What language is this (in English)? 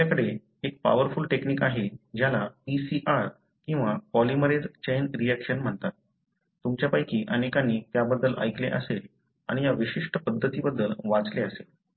Marathi